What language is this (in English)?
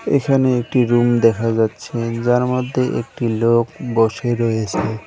Bangla